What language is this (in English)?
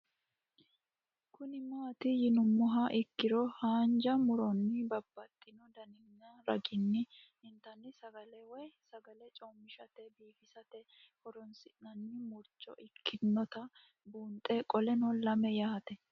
Sidamo